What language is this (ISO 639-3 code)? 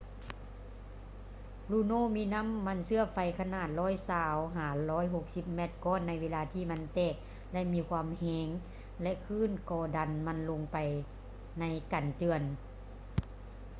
lao